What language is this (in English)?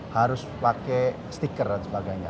Indonesian